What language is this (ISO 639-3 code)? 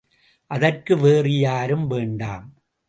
tam